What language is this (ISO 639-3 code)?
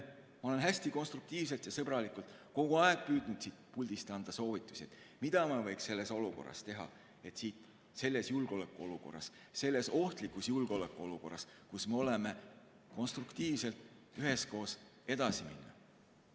est